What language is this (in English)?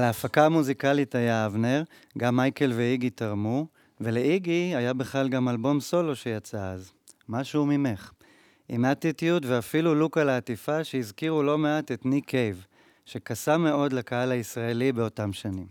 Hebrew